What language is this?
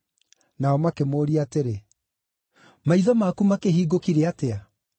Kikuyu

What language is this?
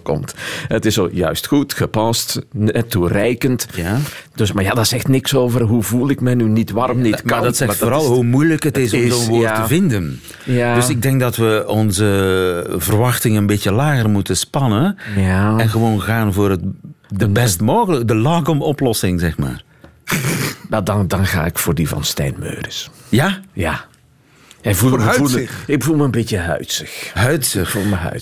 Dutch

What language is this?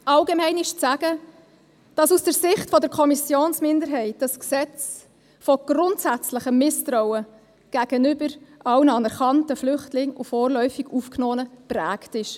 Swiss German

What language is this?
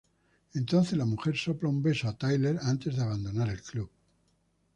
Spanish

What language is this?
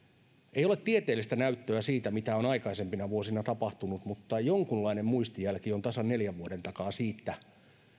Finnish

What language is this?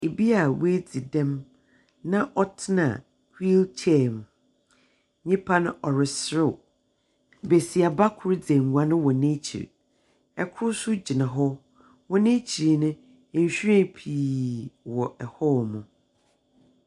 Akan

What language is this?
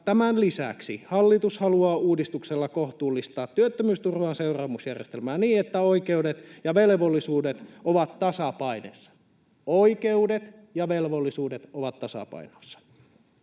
Finnish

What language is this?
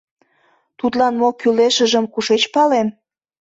Mari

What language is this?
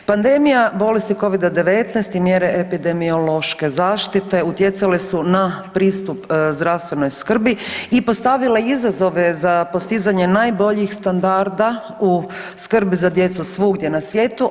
Croatian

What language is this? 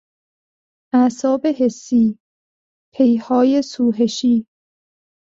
Persian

